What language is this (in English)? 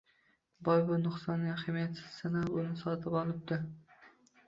Uzbek